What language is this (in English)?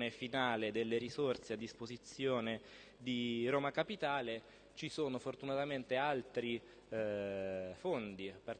Italian